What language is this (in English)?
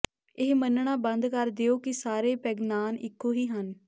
Punjabi